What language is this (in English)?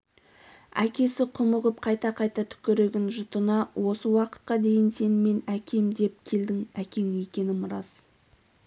Kazakh